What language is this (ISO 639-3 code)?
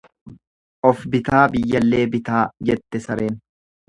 orm